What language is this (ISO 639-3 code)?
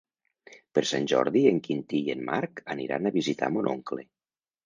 cat